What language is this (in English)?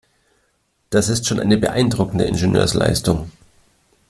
German